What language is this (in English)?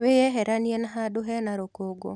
Kikuyu